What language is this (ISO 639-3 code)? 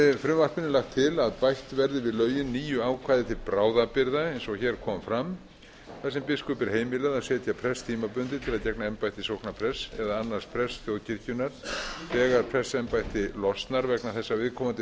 isl